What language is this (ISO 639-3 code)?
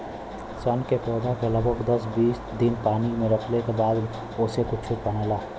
bho